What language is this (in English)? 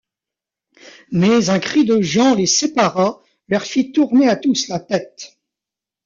French